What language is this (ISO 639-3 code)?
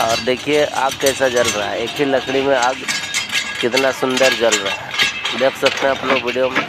hin